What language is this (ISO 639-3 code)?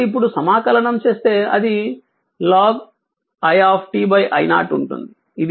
tel